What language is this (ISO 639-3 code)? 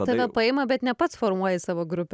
lit